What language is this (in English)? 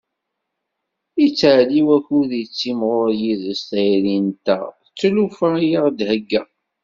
Kabyle